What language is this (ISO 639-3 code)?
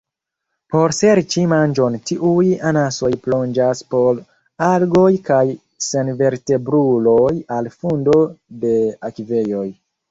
epo